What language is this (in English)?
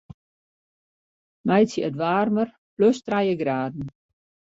Western Frisian